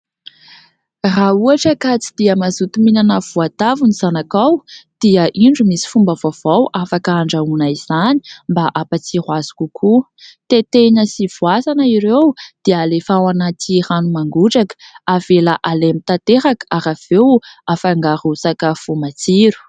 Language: Malagasy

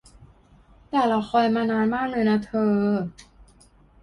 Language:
Thai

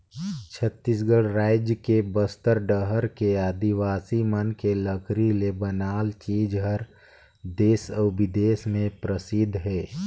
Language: Chhattisgarhi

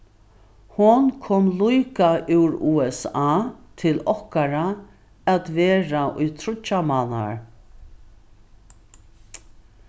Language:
Faroese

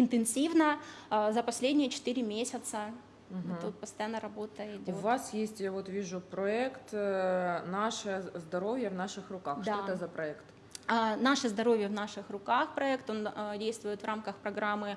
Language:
Russian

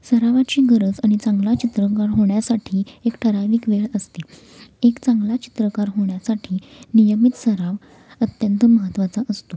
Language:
Marathi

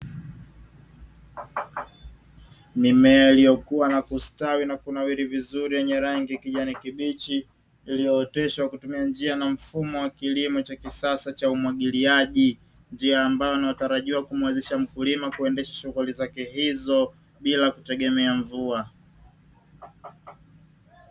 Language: Swahili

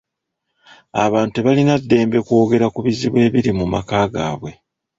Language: Ganda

